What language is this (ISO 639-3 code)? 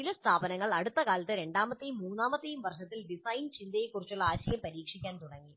mal